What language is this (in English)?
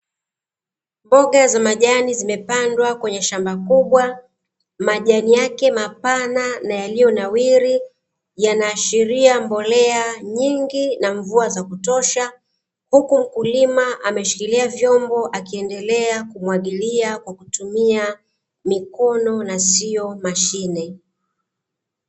Swahili